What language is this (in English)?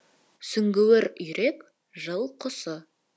Kazakh